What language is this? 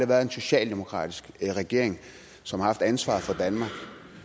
Danish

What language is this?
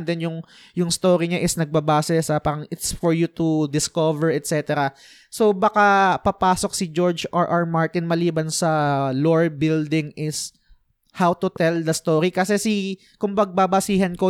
Filipino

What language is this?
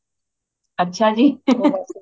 Punjabi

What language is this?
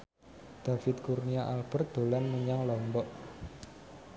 Javanese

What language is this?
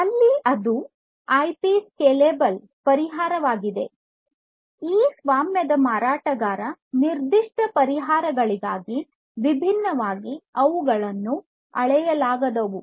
Kannada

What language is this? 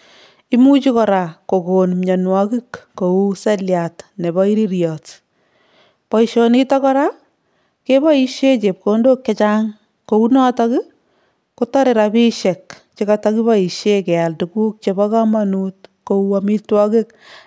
Kalenjin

